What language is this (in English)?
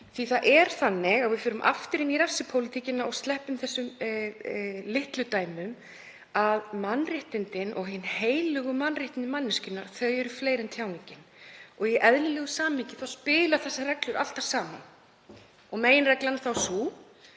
Icelandic